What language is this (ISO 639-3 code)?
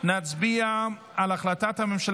heb